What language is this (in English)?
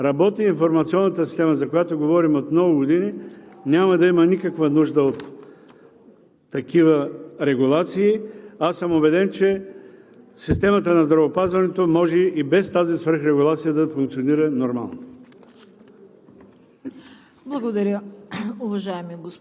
Bulgarian